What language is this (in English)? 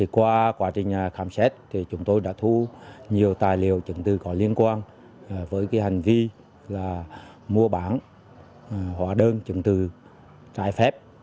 Vietnamese